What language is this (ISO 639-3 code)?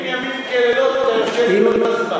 heb